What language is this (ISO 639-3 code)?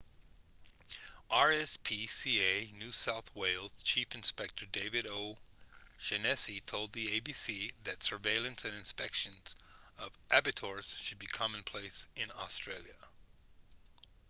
eng